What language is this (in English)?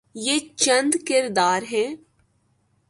Urdu